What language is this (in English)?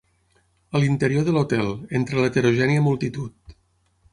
Catalan